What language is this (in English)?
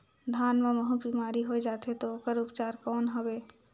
Chhattisgarhi